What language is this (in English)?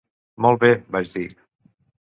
Catalan